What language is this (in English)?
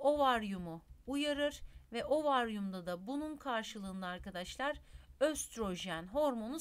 Turkish